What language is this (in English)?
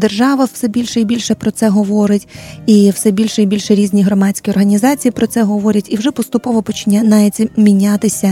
Ukrainian